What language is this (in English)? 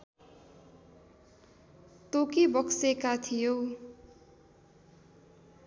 Nepali